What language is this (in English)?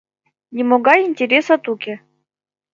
Mari